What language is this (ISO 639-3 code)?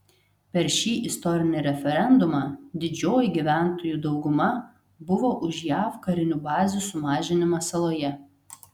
lit